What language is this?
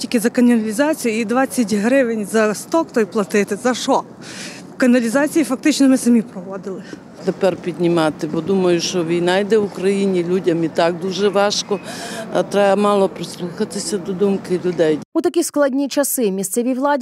Ukrainian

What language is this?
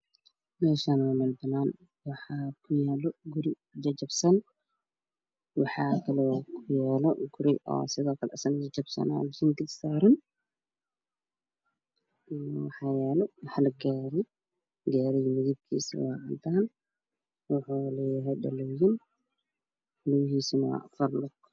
Somali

